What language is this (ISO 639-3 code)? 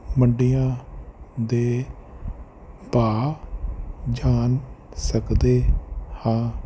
pan